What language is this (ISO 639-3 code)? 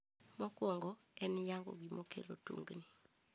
luo